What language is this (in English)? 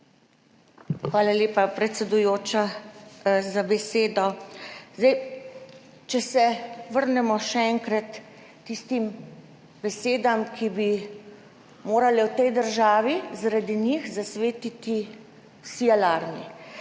Slovenian